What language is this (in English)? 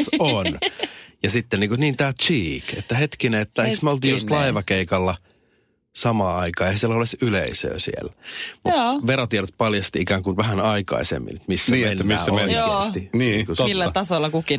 Finnish